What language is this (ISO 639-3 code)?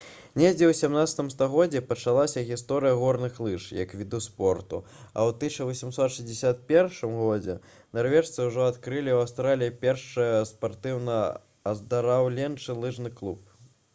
bel